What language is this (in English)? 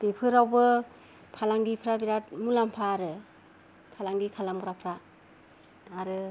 Bodo